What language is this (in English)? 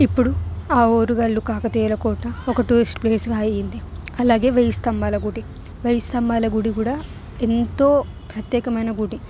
Telugu